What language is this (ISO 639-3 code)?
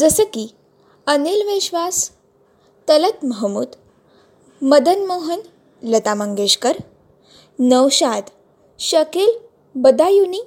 mar